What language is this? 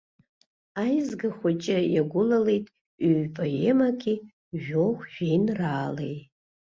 Abkhazian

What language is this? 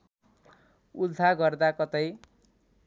Nepali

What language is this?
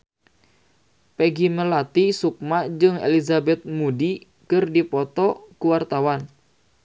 Sundanese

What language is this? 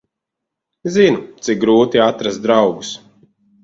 Latvian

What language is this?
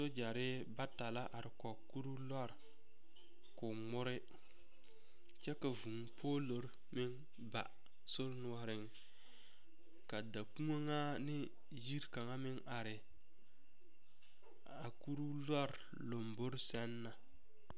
Southern Dagaare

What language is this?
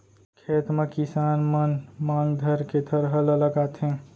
Chhattisgarhi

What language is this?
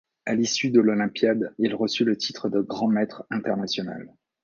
French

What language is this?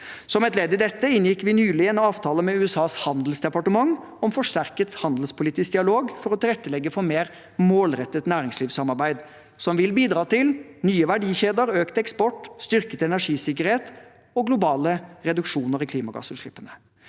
Norwegian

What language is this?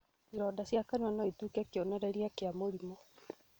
Kikuyu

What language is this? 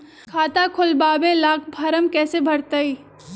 Magahi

